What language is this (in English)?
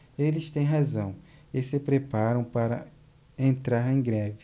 Portuguese